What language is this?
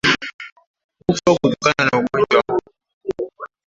Swahili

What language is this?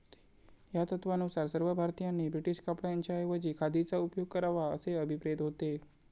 Marathi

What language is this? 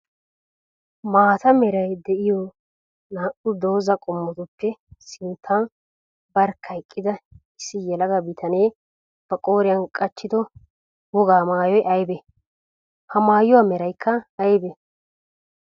Wolaytta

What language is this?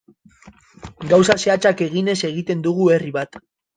Basque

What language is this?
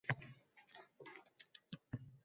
Uzbek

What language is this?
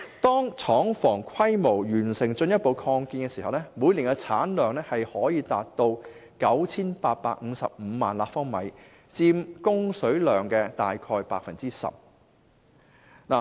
Cantonese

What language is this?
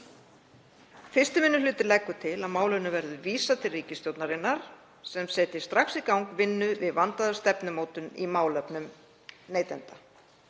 Icelandic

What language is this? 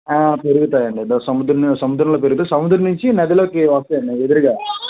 Telugu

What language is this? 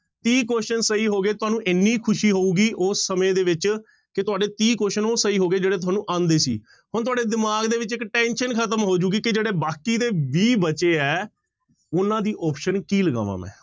Punjabi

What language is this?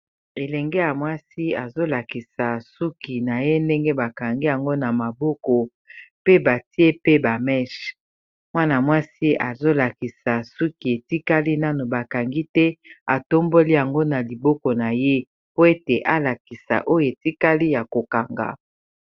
Lingala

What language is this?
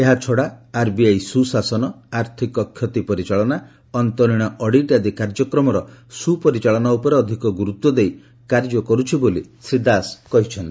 Odia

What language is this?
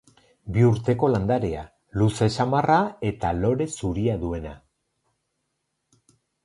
Basque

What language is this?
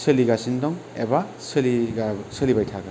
Bodo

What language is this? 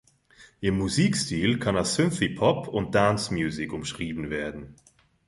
German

